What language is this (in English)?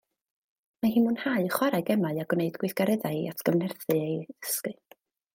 Welsh